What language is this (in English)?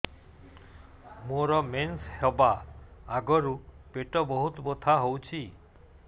Odia